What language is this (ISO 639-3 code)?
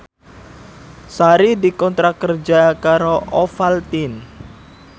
jav